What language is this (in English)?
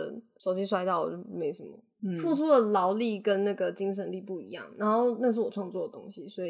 Chinese